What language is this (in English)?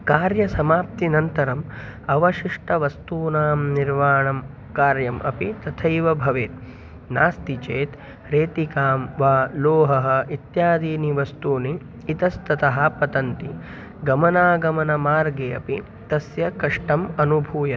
Sanskrit